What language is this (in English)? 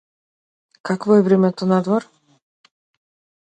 Macedonian